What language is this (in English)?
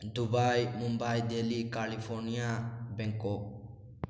Manipuri